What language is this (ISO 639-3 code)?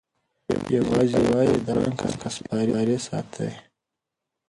pus